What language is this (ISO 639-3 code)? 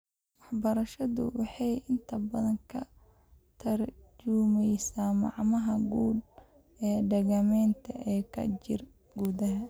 som